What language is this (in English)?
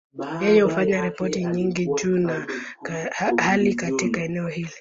Swahili